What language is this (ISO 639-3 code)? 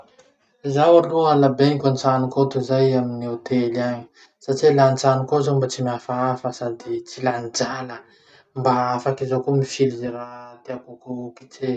msh